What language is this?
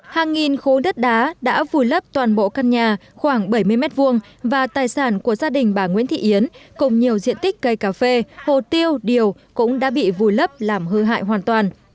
Vietnamese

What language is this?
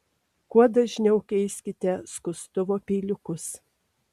Lithuanian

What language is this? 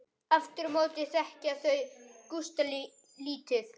Icelandic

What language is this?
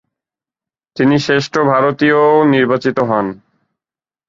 Bangla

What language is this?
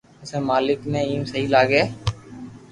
Loarki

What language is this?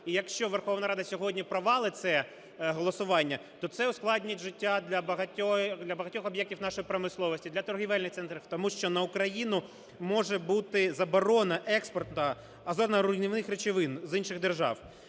Ukrainian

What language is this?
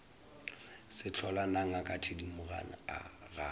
Northern Sotho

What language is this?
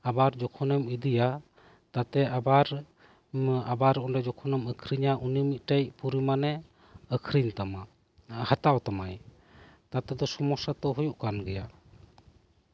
Santali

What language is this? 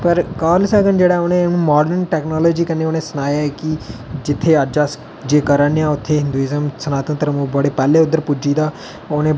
Dogri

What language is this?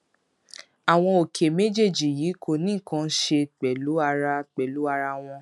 Yoruba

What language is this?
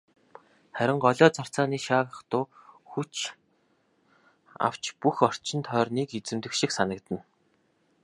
Mongolian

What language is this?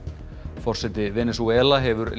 Icelandic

